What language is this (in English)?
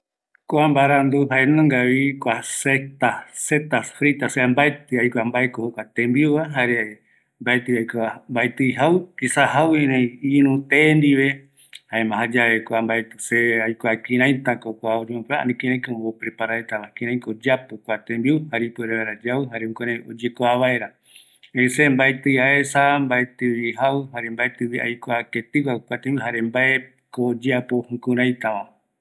Eastern Bolivian Guaraní